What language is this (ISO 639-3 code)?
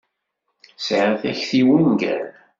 kab